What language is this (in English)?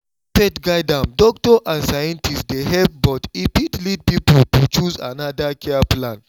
Nigerian Pidgin